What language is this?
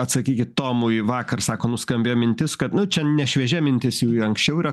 Lithuanian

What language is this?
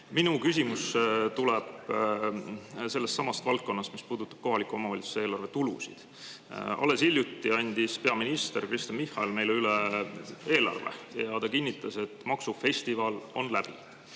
Estonian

